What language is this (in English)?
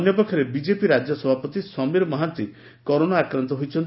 Odia